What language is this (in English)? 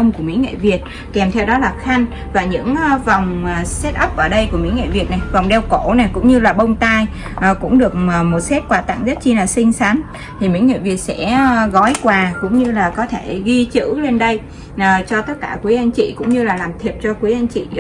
Vietnamese